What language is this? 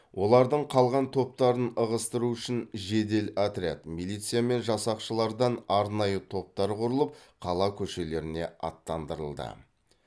Kazakh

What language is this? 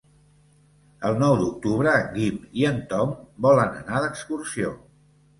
Catalan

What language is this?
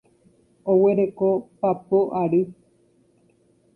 Guarani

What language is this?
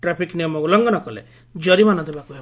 Odia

